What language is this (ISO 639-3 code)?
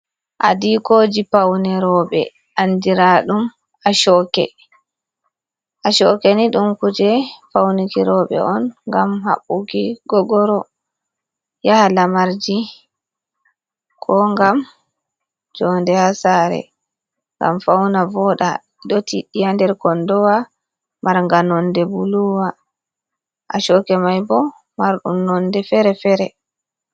ful